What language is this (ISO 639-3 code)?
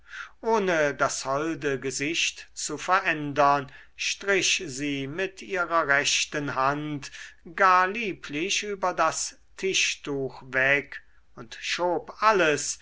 deu